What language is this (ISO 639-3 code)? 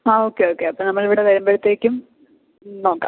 mal